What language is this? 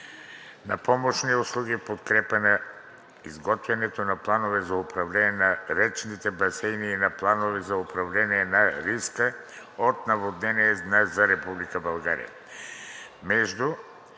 Bulgarian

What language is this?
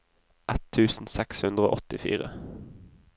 Norwegian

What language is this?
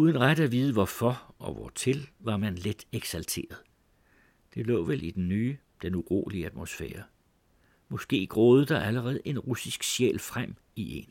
Danish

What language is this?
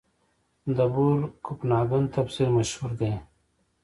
Pashto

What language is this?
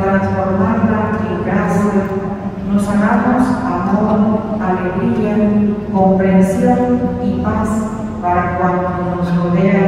Spanish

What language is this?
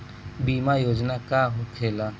Bhojpuri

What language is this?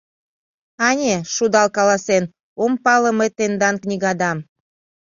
Mari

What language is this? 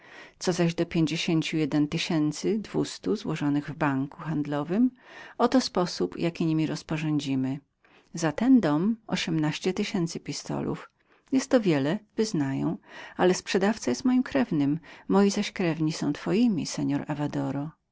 Polish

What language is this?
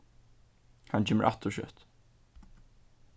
Faroese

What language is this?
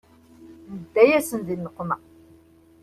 Kabyle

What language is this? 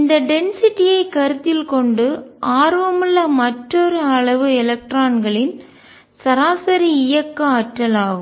Tamil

